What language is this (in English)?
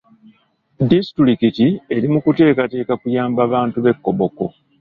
Ganda